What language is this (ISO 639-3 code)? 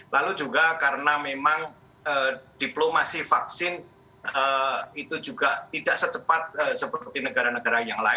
ind